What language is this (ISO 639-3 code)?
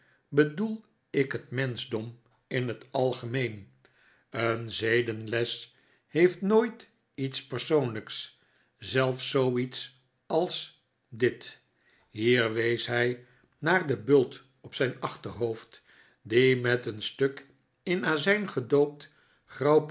nld